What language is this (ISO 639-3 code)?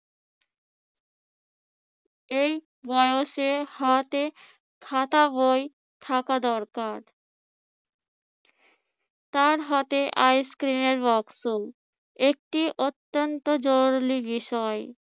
ben